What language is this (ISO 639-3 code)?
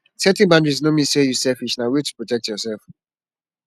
pcm